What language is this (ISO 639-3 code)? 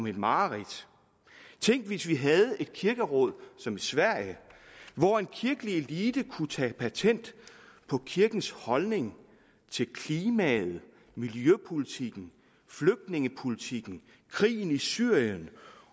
dan